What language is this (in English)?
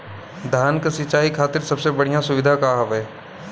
Bhojpuri